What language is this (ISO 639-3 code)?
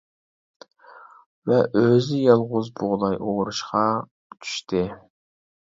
uig